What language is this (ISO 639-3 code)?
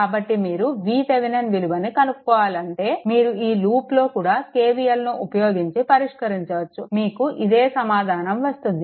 tel